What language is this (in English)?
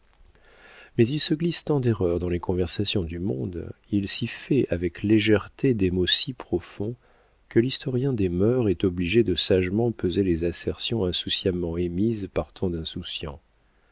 French